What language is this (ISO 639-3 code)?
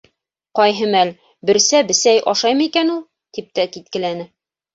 bak